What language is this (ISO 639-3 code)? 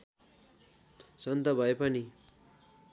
nep